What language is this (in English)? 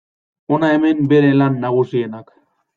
Basque